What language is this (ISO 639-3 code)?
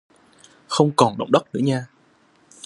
vie